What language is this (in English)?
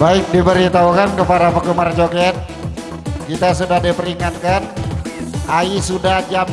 Indonesian